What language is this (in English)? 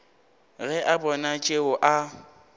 Northern Sotho